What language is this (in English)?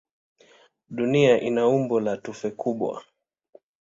Swahili